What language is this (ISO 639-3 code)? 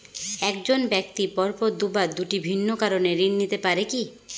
ben